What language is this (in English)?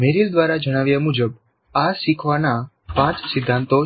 Gujarati